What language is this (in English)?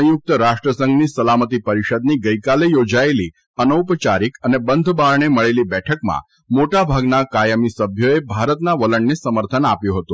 Gujarati